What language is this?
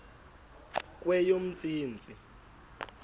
Xhosa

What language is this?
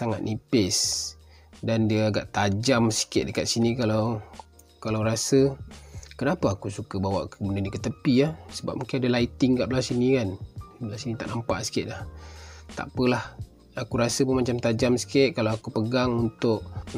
Malay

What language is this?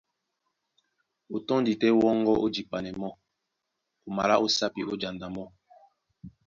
Duala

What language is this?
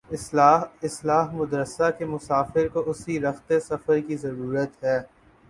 Urdu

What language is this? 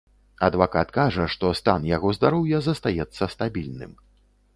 Belarusian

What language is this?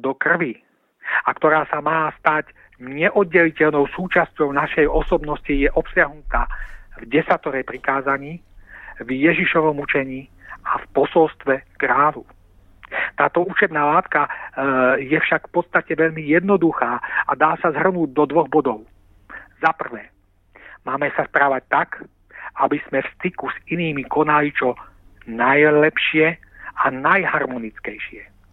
Czech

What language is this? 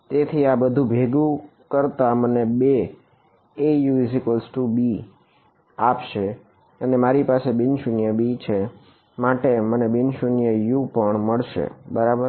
Gujarati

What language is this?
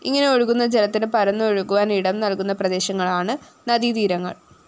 Malayalam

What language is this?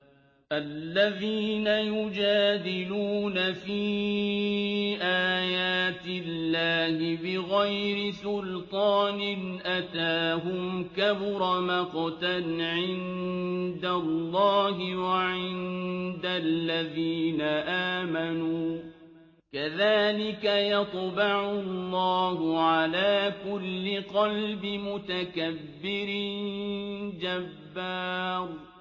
Arabic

